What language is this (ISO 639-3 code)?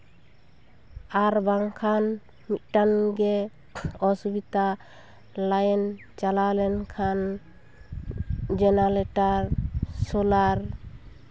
sat